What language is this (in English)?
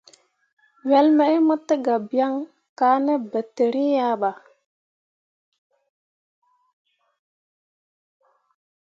Mundang